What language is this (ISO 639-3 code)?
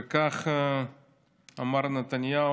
heb